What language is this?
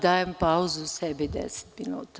Serbian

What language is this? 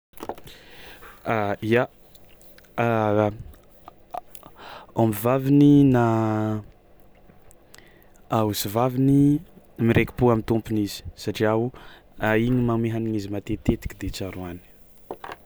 Tsimihety Malagasy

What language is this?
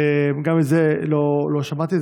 Hebrew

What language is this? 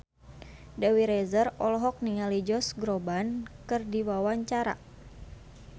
Sundanese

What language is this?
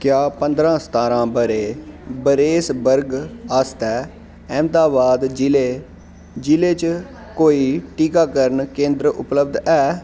Dogri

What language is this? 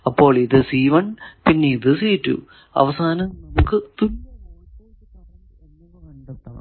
Malayalam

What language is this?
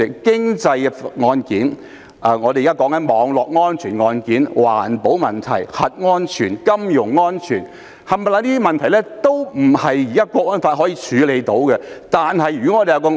Cantonese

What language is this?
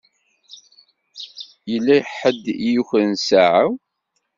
Kabyle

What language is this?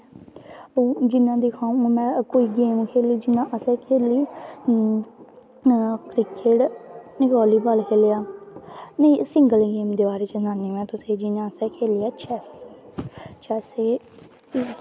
Dogri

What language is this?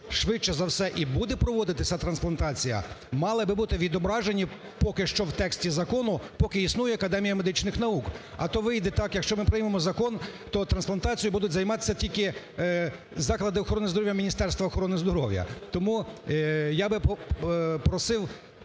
Ukrainian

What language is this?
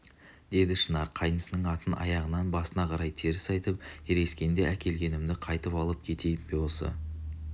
Kazakh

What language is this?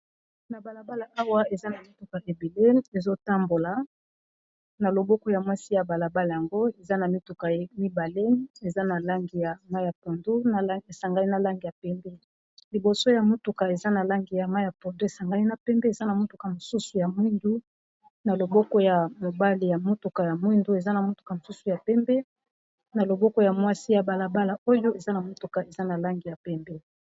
Lingala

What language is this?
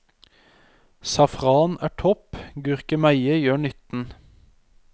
Norwegian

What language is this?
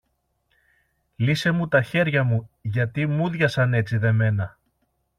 Greek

